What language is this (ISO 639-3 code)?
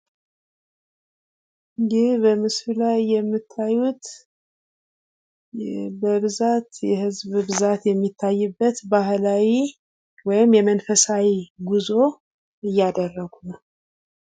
amh